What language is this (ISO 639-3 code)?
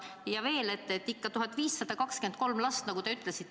est